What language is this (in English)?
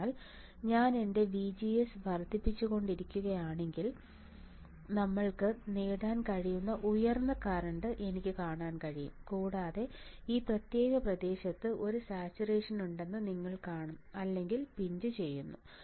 Malayalam